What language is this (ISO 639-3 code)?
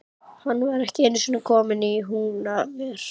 isl